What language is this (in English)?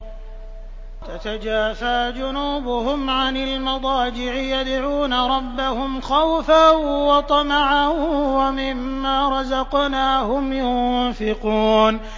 Arabic